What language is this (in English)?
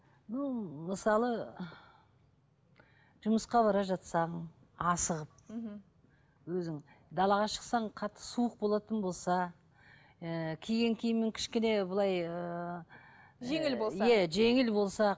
Kazakh